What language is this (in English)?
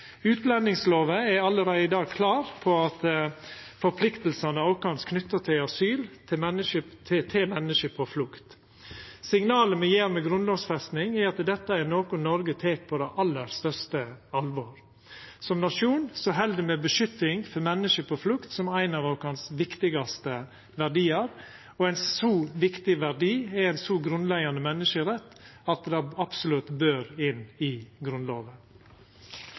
Norwegian Nynorsk